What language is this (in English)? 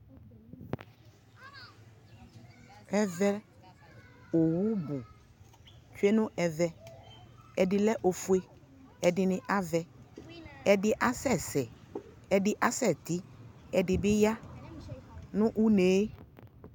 Ikposo